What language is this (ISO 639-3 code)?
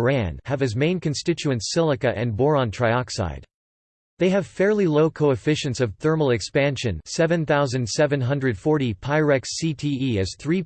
eng